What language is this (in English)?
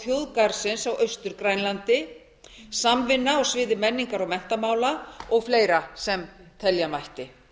Icelandic